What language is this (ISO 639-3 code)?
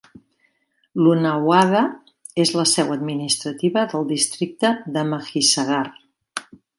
cat